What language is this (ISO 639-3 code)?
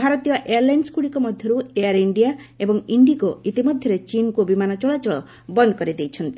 ori